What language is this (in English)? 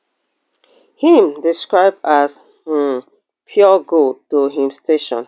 Nigerian Pidgin